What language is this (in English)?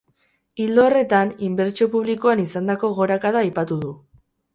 Basque